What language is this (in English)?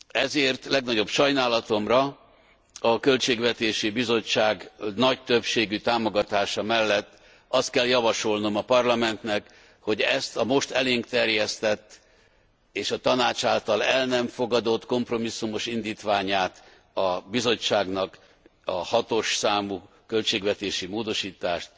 Hungarian